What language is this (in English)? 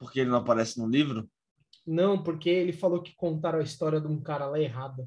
Portuguese